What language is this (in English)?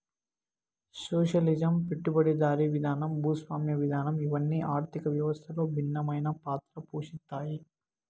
Telugu